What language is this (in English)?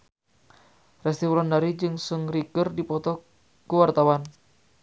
Sundanese